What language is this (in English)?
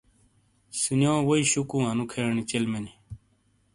Shina